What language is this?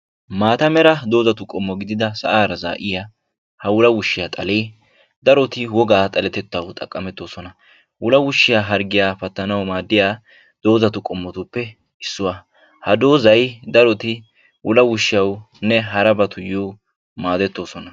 Wolaytta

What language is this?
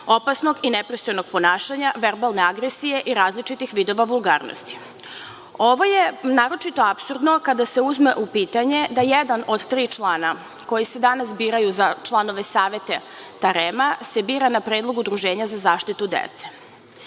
Serbian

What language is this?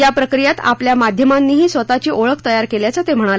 Marathi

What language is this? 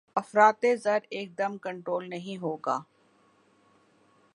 Urdu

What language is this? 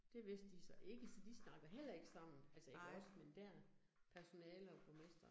Danish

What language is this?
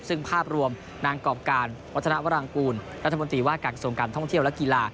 Thai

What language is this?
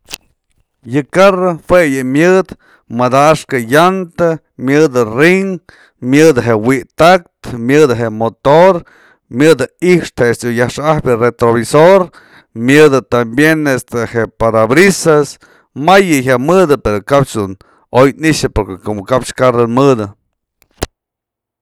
Mazatlán Mixe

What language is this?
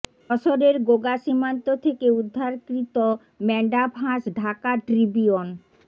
Bangla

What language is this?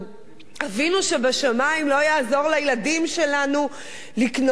Hebrew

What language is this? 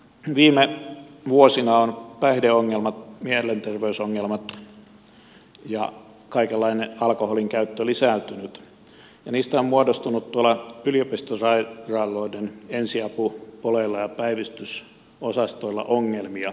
Finnish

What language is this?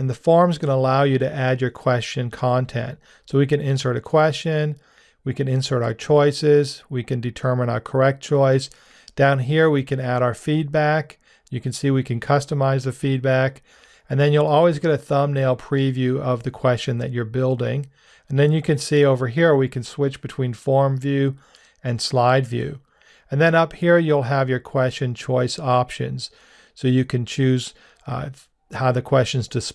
English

